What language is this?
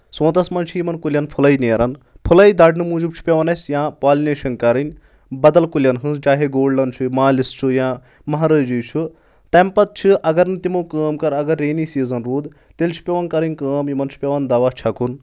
Kashmiri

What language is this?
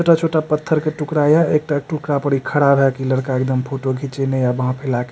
Maithili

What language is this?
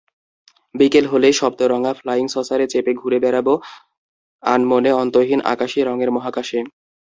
Bangla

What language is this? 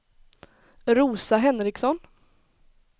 Swedish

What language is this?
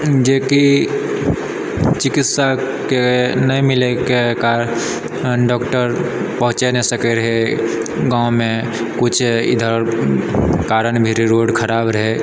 Maithili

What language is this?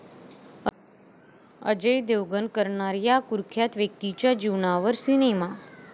Marathi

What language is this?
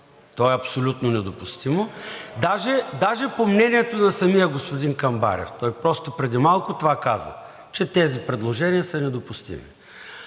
Bulgarian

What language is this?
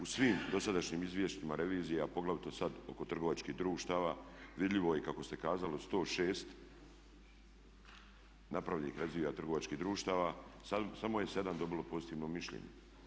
Croatian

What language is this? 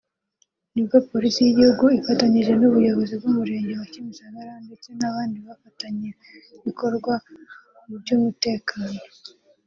Kinyarwanda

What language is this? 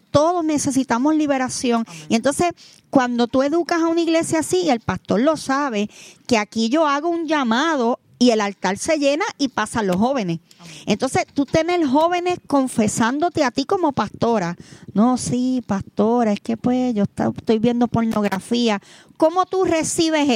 Spanish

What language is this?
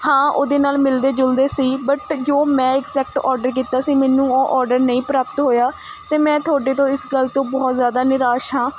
Punjabi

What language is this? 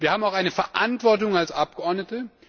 German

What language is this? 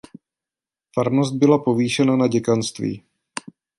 Czech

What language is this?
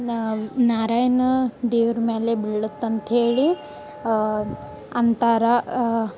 Kannada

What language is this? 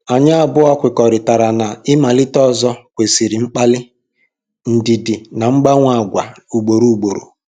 Igbo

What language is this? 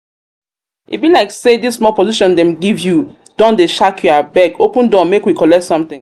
Nigerian Pidgin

